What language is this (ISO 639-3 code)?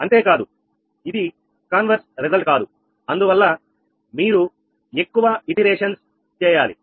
tel